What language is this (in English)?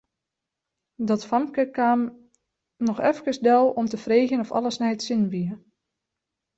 Western Frisian